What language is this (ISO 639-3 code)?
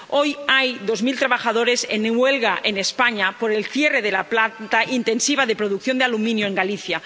spa